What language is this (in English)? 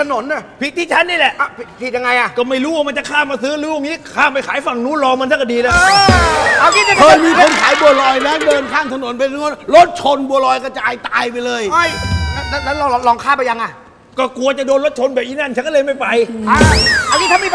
Thai